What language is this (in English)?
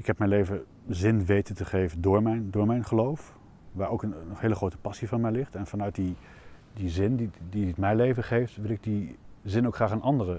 Dutch